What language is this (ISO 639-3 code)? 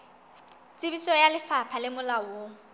sot